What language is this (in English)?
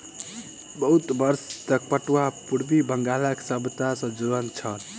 Maithili